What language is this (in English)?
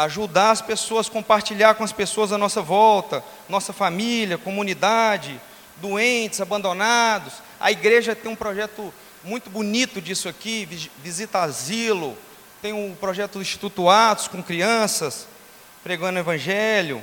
Portuguese